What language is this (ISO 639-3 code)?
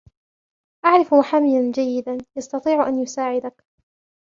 ara